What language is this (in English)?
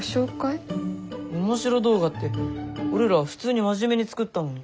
Japanese